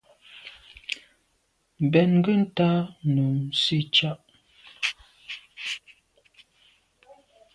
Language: Medumba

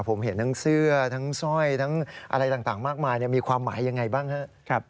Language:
Thai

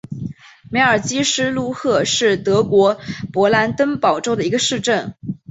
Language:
Chinese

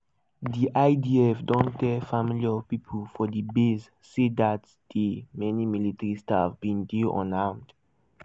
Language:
Nigerian Pidgin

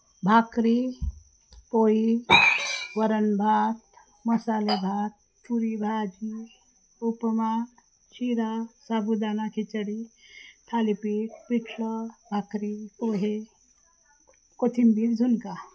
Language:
Marathi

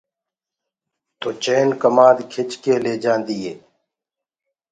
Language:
Gurgula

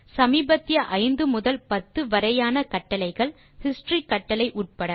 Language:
Tamil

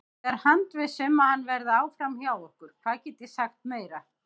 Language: Icelandic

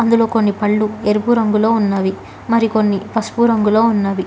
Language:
Telugu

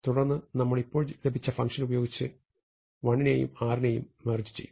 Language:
Malayalam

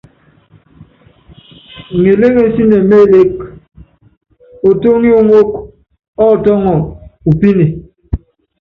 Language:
Yangben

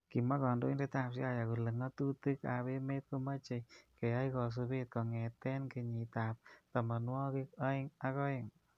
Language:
Kalenjin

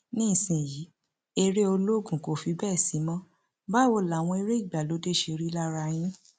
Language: Yoruba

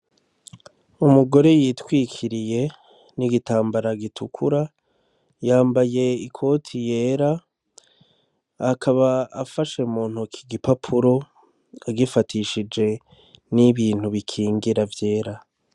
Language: Rundi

